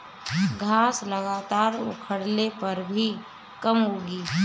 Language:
Bhojpuri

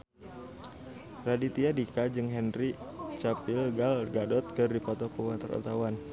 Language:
Sundanese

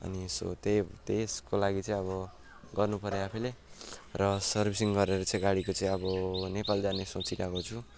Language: Nepali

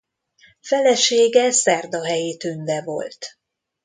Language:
Hungarian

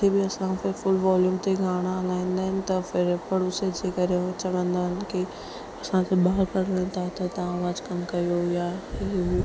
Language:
Sindhi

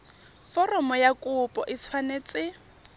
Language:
Tswana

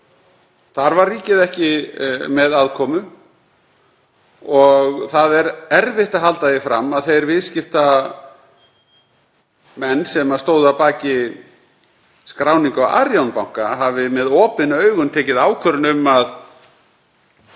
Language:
Icelandic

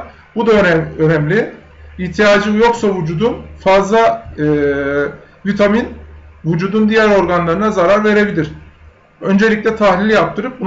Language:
Turkish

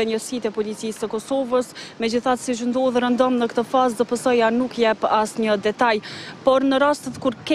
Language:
Romanian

